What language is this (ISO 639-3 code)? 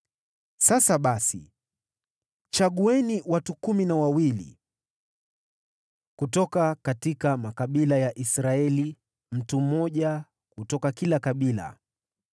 swa